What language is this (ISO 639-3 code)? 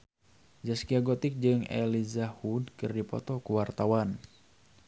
sun